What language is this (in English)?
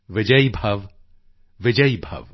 Punjabi